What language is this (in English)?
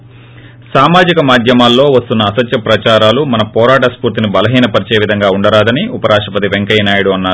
Telugu